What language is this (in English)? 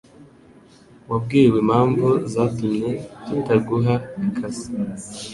Kinyarwanda